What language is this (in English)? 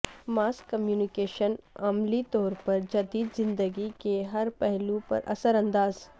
Urdu